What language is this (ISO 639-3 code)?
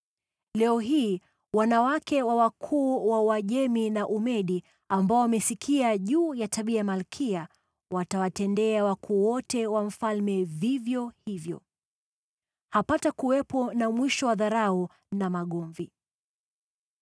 swa